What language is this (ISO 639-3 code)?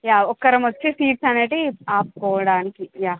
tel